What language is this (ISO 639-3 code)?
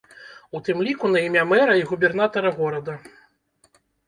bel